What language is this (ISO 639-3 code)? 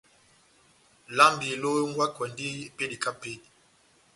bnm